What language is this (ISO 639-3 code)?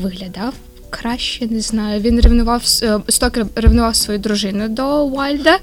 ukr